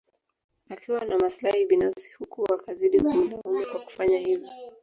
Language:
Swahili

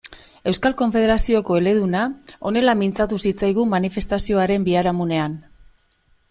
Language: Basque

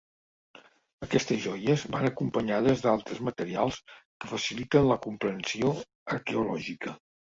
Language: Catalan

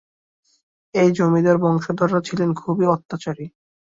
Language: Bangla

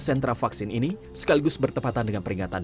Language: Indonesian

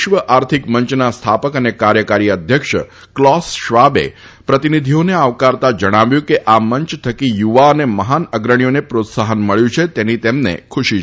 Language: Gujarati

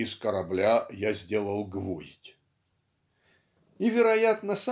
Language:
Russian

